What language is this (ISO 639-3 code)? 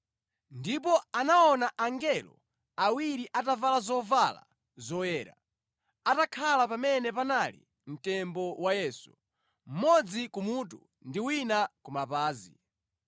nya